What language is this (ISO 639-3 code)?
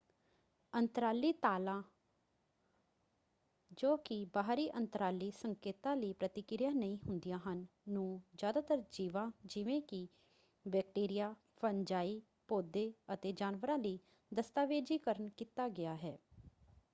pan